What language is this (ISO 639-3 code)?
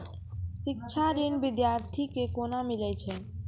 mai